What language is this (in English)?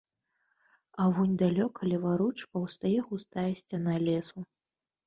Belarusian